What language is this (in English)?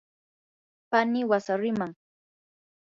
Yanahuanca Pasco Quechua